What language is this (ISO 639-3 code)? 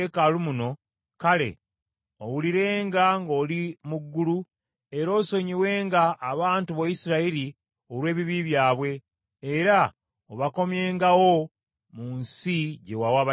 lug